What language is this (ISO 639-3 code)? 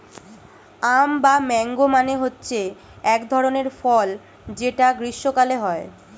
ben